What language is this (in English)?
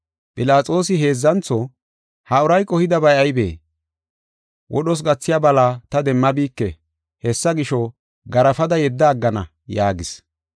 Gofa